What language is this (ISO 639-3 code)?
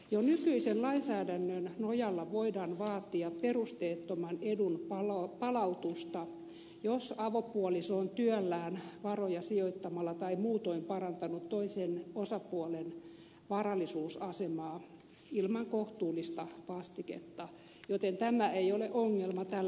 fin